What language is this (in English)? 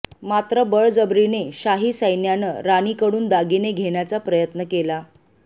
Marathi